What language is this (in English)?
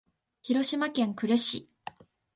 Japanese